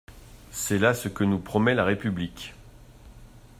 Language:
French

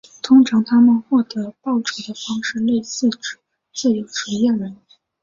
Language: Chinese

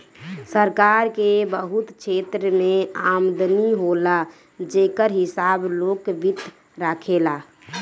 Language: Bhojpuri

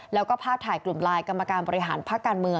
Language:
Thai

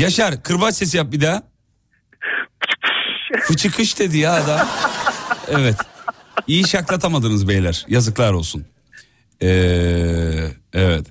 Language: Turkish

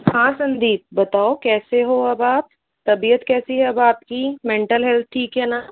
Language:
Hindi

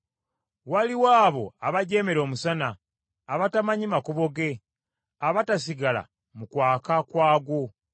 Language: Ganda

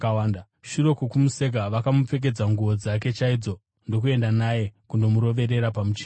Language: Shona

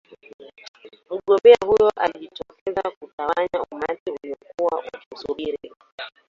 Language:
Swahili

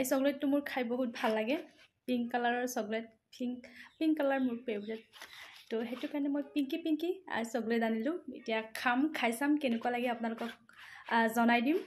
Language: Bangla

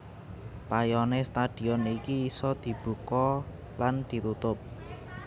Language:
Javanese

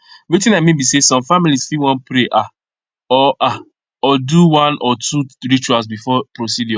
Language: Nigerian Pidgin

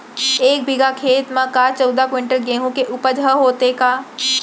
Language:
Chhattisgarhi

